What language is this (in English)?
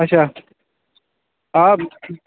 Kashmiri